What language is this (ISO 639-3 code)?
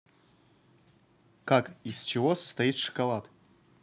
rus